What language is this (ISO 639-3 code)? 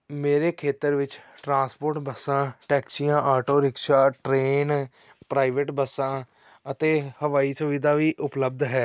pan